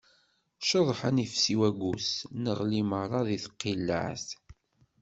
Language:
Kabyle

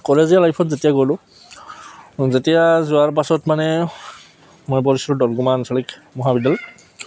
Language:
Assamese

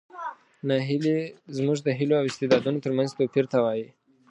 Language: Pashto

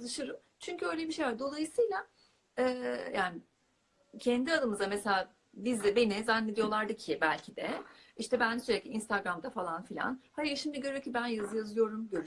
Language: Turkish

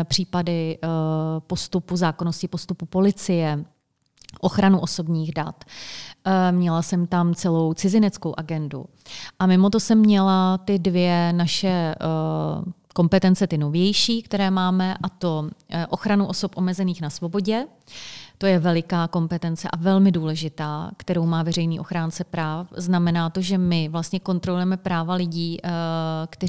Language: Czech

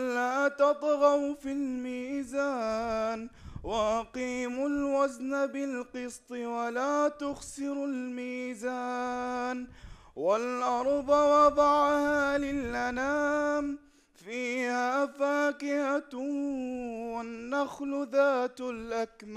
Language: Arabic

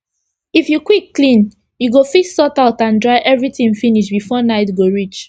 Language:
Nigerian Pidgin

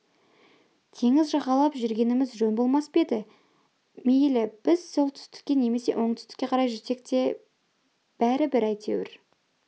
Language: Kazakh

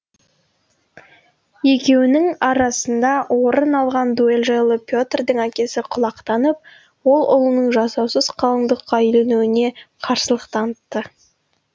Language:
Kazakh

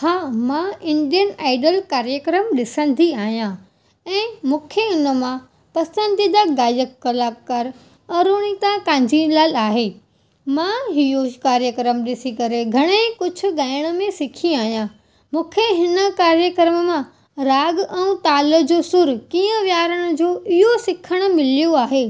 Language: Sindhi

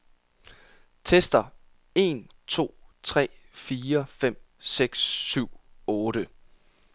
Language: Danish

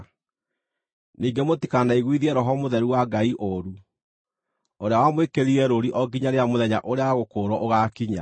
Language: Kikuyu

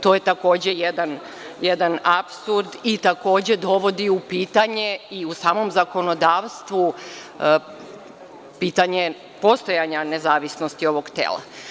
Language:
Serbian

